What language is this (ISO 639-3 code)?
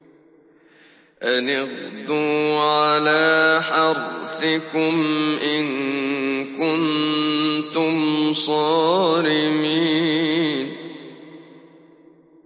ara